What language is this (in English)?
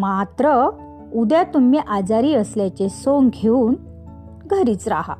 Marathi